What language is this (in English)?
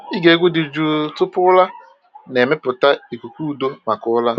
Igbo